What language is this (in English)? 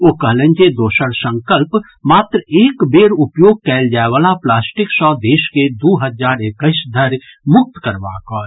Maithili